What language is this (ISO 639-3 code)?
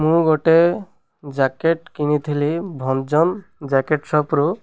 ori